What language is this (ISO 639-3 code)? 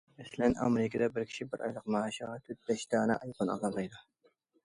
uig